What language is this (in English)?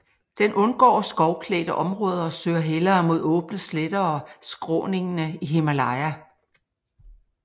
Danish